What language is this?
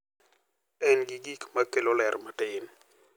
Luo (Kenya and Tanzania)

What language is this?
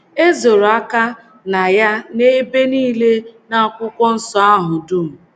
Igbo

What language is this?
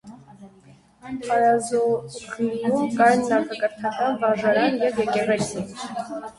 Armenian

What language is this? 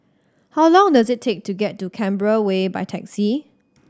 English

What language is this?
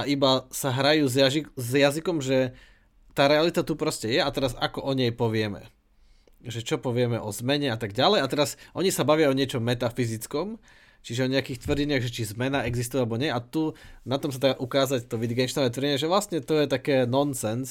Slovak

